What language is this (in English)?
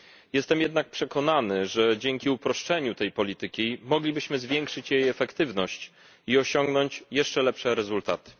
Polish